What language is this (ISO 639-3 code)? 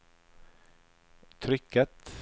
nor